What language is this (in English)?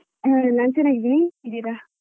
Kannada